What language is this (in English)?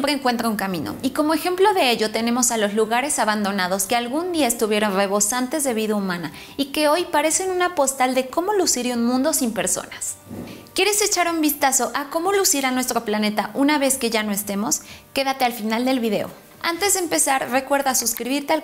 Spanish